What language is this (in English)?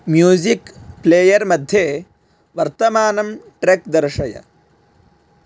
Sanskrit